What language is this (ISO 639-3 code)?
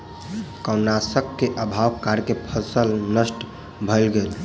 mai